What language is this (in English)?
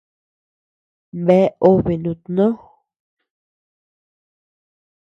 Tepeuxila Cuicatec